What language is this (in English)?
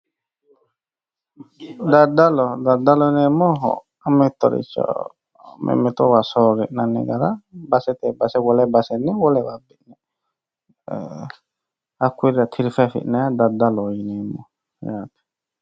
Sidamo